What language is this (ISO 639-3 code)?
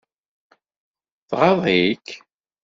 kab